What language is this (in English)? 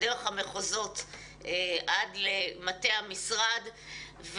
Hebrew